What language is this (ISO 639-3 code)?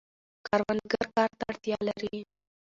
pus